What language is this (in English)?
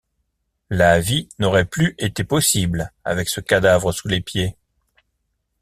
French